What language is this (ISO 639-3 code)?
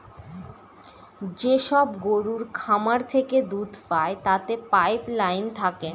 ben